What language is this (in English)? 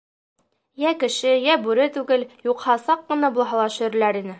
Bashkir